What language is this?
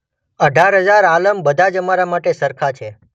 Gujarati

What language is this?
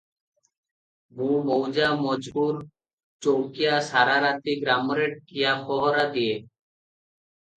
Odia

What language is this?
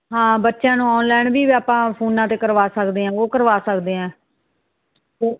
Punjabi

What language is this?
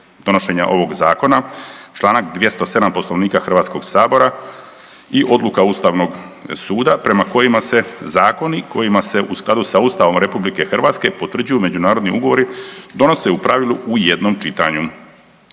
Croatian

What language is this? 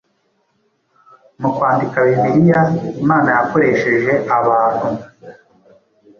Kinyarwanda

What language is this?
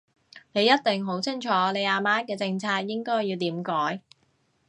Cantonese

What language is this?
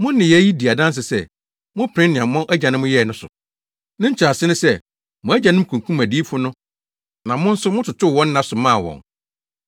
Akan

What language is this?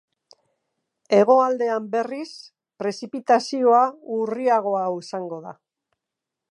Basque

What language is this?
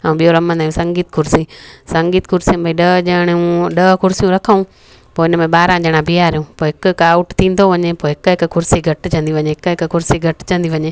Sindhi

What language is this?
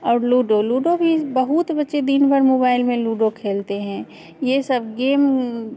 Hindi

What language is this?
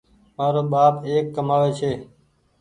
Goaria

